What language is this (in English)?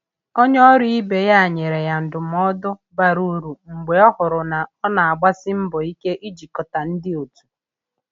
Igbo